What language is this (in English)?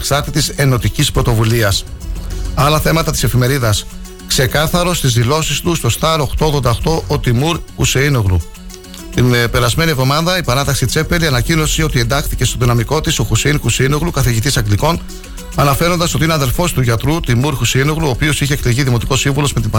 Greek